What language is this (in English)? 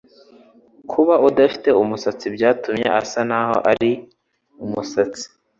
Kinyarwanda